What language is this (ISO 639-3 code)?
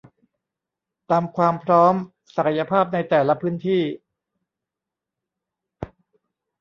tha